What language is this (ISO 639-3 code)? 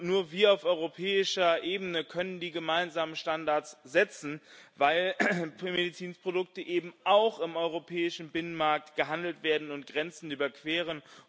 deu